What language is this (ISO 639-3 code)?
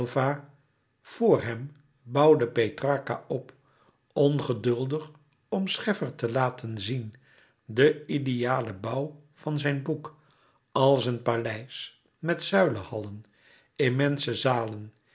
nld